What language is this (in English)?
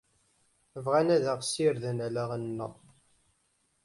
Kabyle